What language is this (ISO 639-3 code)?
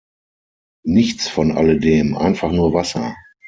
deu